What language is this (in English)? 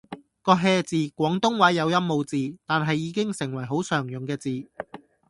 Cantonese